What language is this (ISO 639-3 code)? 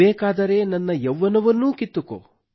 kan